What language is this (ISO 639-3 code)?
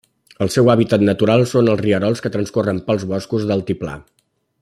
cat